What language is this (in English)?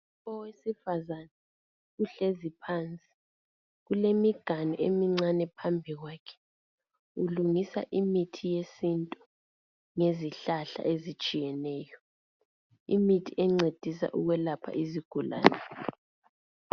North Ndebele